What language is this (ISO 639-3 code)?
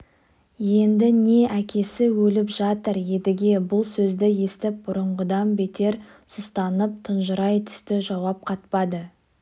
kaz